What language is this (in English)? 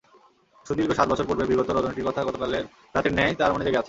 Bangla